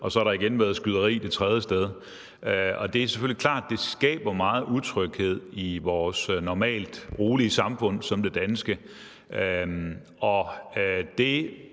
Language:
Danish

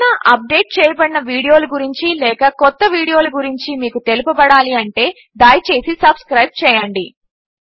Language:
Telugu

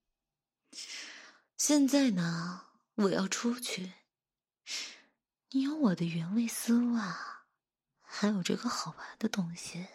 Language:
Chinese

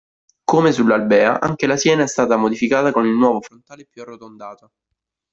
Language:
Italian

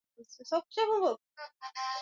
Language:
Swahili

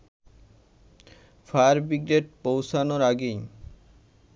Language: Bangla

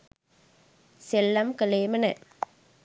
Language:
Sinhala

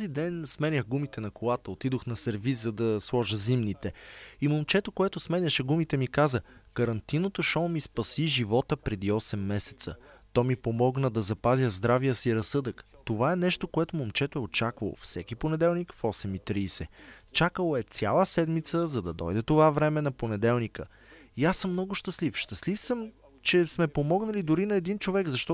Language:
Bulgarian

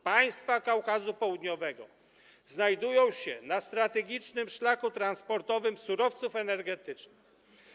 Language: Polish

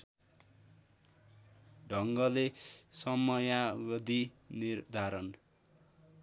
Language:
Nepali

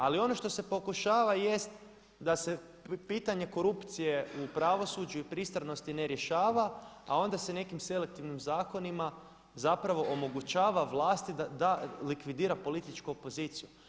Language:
Croatian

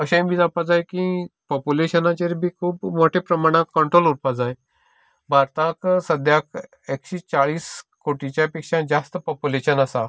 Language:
Konkani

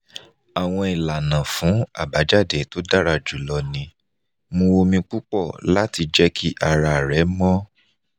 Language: Yoruba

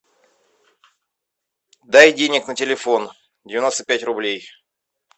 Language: Russian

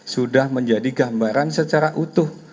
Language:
Indonesian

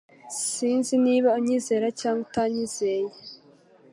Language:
Kinyarwanda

